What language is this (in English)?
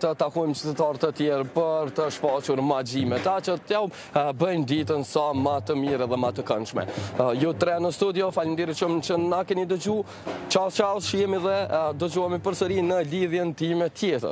Romanian